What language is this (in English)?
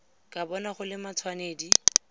Tswana